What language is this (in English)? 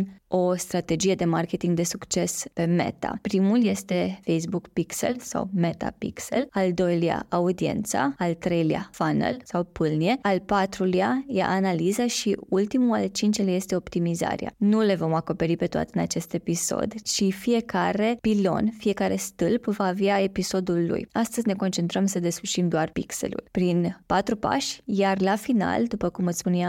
Romanian